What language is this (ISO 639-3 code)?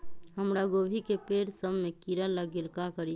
mag